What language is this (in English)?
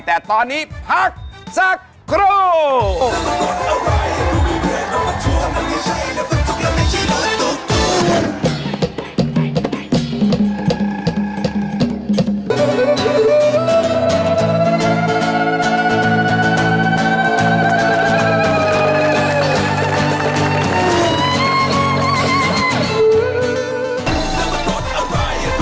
Thai